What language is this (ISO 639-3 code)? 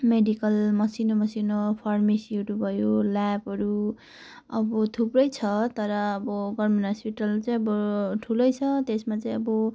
nep